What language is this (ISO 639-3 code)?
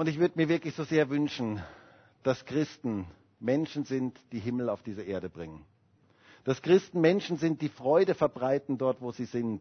deu